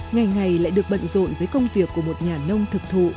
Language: Vietnamese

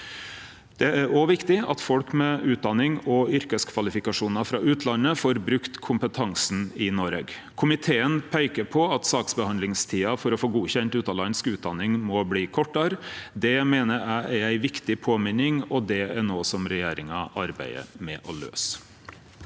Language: Norwegian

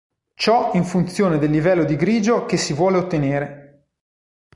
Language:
Italian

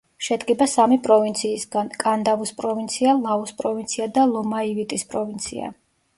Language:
Georgian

